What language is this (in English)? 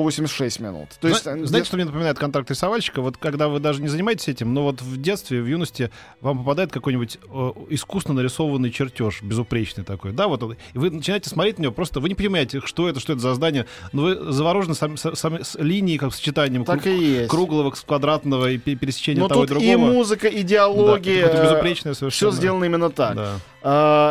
Russian